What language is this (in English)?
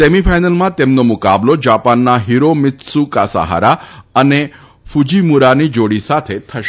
Gujarati